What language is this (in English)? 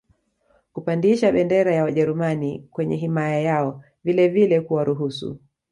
Swahili